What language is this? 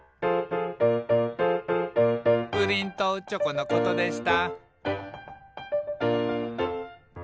Japanese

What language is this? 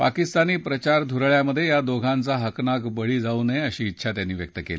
Marathi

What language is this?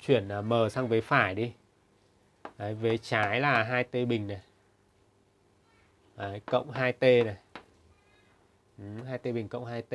Vietnamese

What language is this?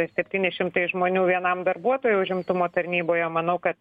Lithuanian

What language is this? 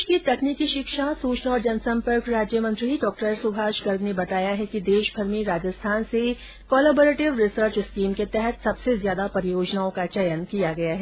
Hindi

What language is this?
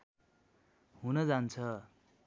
Nepali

